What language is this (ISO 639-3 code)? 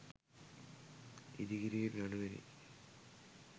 sin